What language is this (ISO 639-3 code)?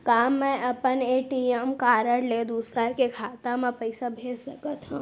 hne